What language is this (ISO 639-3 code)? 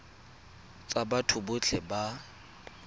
tsn